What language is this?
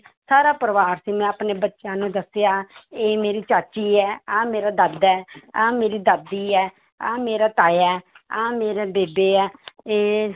Punjabi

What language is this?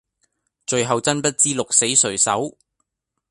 Cantonese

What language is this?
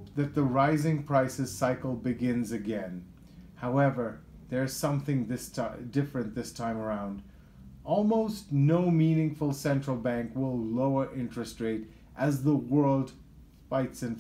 English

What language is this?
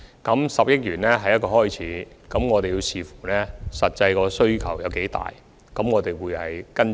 Cantonese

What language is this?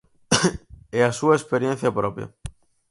Galician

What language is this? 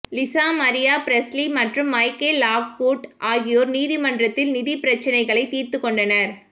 Tamil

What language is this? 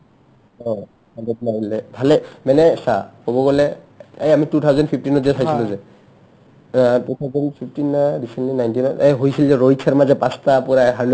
Assamese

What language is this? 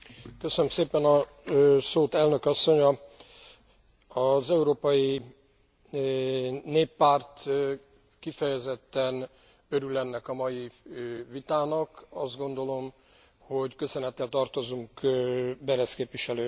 Hungarian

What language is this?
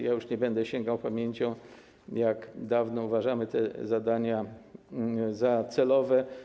Polish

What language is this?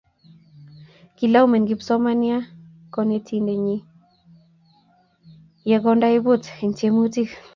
Kalenjin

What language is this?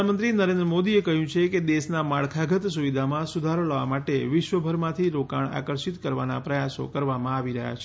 Gujarati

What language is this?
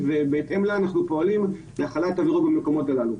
Hebrew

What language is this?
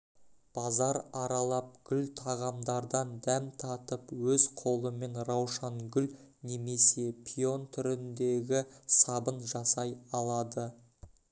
Kazakh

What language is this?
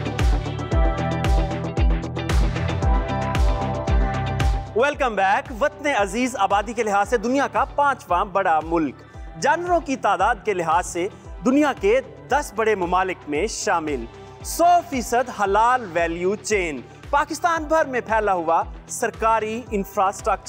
Hindi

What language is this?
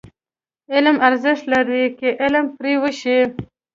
Pashto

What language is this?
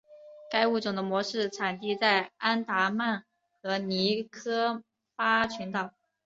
Chinese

